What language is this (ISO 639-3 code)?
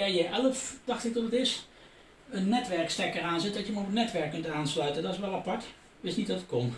nld